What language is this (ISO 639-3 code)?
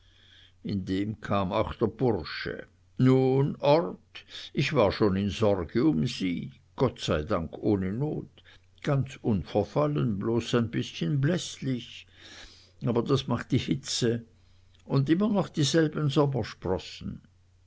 deu